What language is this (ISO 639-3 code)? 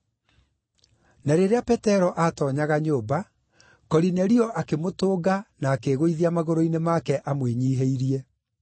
kik